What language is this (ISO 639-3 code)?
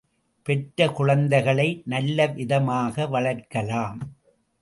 tam